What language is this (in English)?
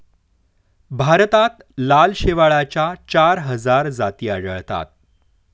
Marathi